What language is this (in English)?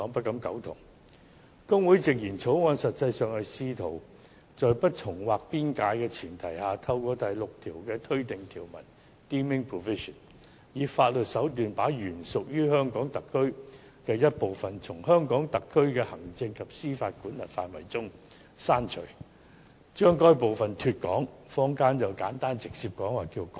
Cantonese